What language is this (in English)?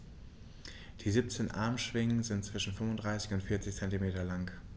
German